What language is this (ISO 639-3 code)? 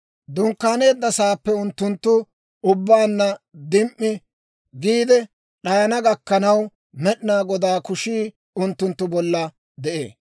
dwr